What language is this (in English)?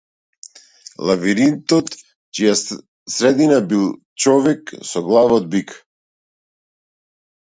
Macedonian